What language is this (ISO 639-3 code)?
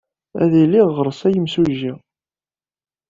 kab